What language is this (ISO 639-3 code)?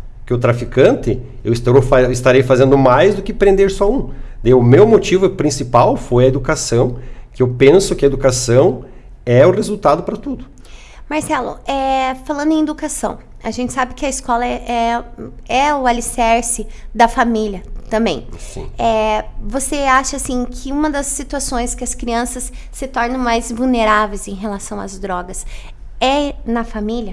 por